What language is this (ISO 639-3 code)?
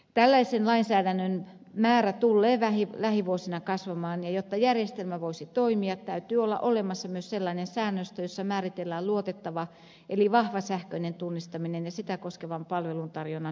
fin